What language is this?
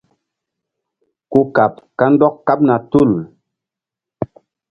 Mbum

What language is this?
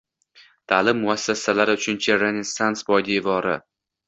Uzbek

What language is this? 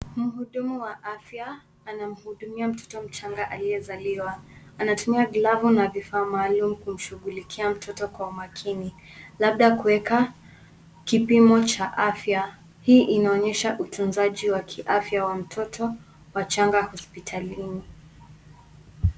Swahili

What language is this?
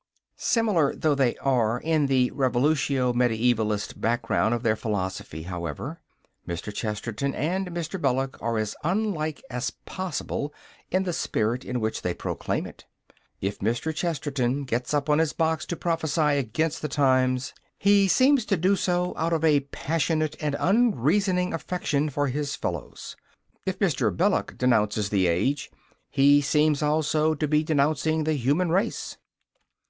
English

